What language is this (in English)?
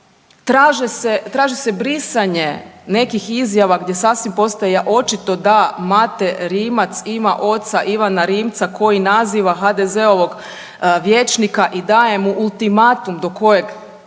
Croatian